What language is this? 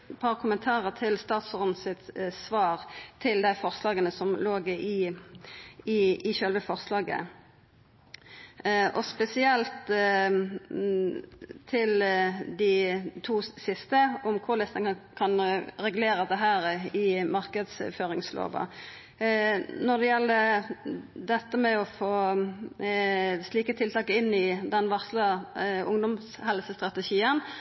Norwegian Nynorsk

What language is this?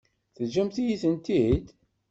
Kabyle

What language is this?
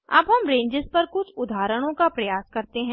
Hindi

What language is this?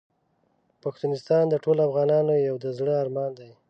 Pashto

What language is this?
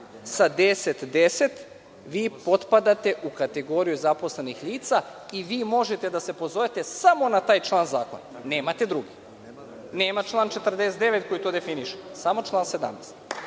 Serbian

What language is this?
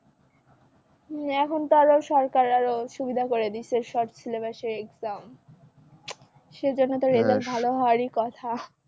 Bangla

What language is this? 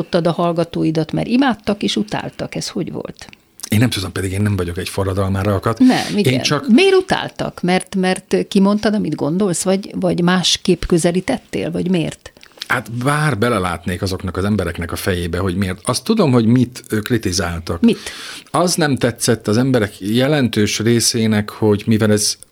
Hungarian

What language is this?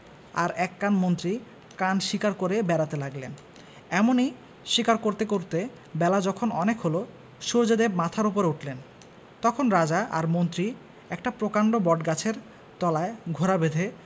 Bangla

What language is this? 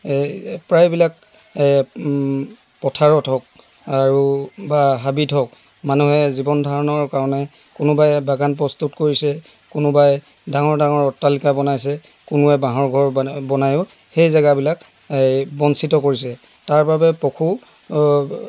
Assamese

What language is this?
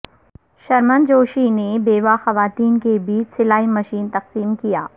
Urdu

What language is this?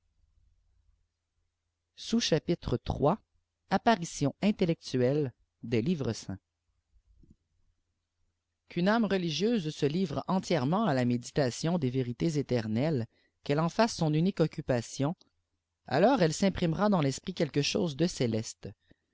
French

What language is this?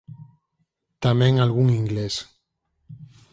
Galician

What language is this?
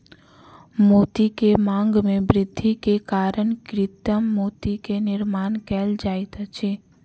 Maithili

